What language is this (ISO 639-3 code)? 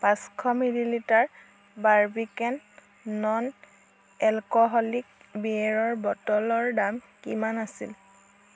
asm